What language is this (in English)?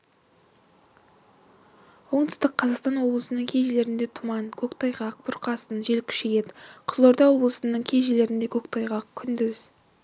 Kazakh